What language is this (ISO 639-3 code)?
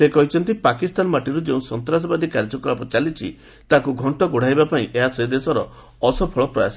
ori